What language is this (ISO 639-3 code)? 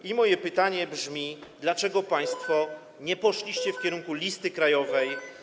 pol